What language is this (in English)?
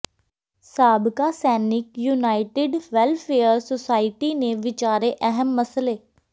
Punjabi